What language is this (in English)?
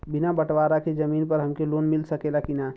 Bhojpuri